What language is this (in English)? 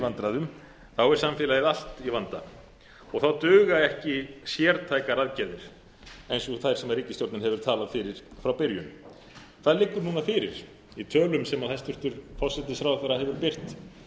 Icelandic